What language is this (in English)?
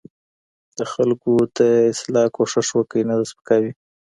Pashto